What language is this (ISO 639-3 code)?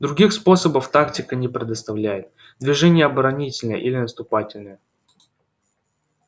rus